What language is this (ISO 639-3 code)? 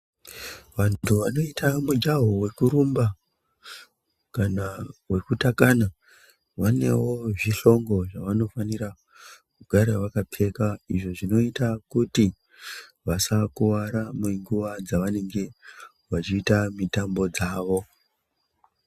ndc